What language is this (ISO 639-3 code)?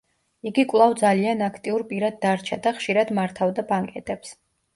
kat